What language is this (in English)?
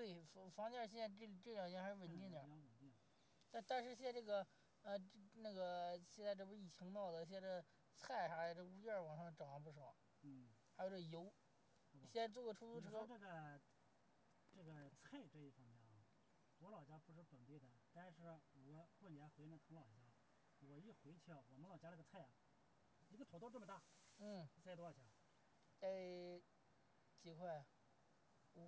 Chinese